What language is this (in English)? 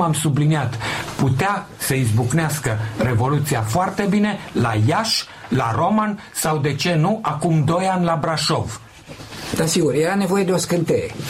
Romanian